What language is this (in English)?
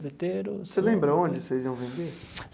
Portuguese